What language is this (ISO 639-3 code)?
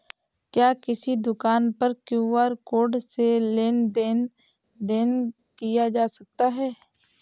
hin